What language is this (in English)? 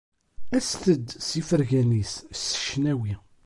Kabyle